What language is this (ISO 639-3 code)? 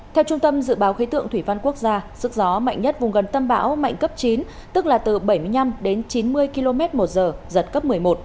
vie